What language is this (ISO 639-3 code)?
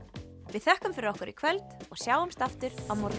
isl